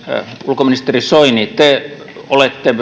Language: Finnish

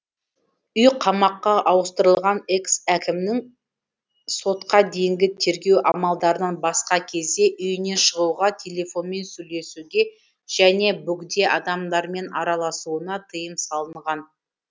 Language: Kazakh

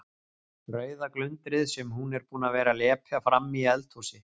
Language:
Icelandic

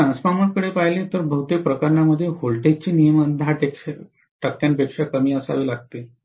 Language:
Marathi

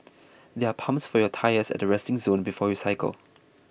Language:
English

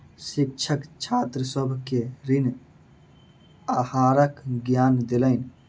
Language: Maithili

